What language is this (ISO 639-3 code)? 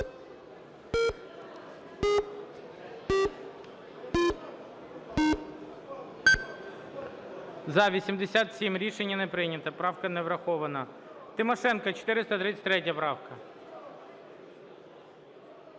ukr